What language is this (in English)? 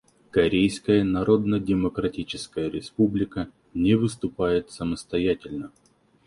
Russian